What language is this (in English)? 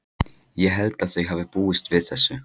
Icelandic